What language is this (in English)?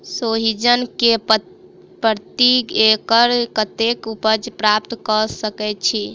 Maithili